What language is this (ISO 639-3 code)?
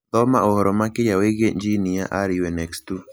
kik